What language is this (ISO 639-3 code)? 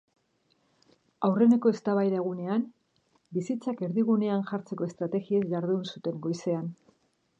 eus